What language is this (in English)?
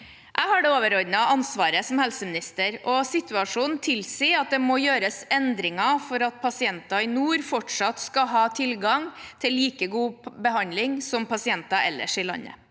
Norwegian